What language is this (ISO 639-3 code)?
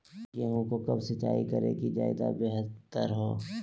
mag